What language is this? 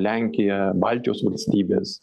Lithuanian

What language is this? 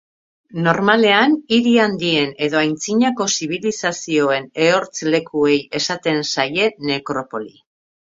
Basque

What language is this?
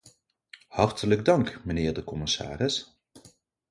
Dutch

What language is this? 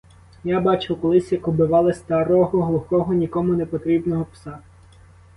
Ukrainian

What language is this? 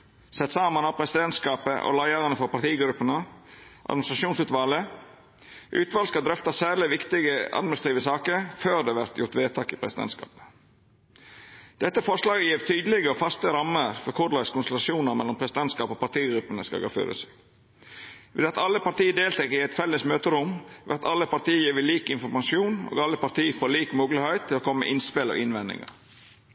Norwegian Nynorsk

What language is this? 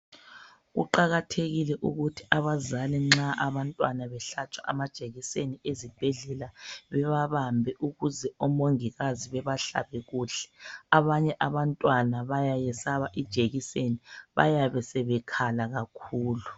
North Ndebele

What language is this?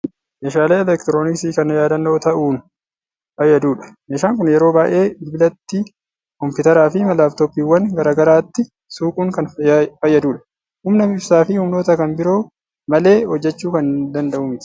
Oromo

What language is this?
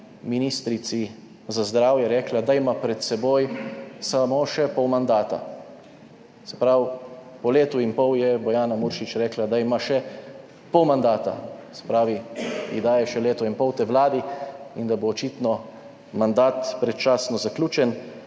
Slovenian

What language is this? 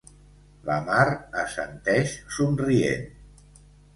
Catalan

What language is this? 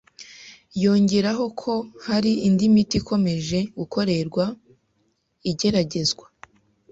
Kinyarwanda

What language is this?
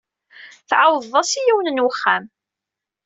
Kabyle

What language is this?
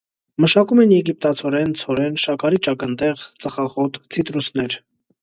Armenian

